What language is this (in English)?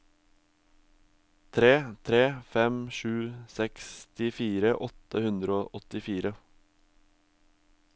Norwegian